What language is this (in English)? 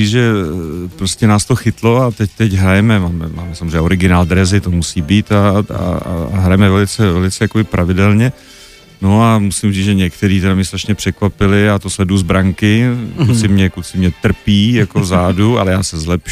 Czech